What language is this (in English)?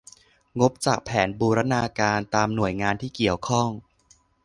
Thai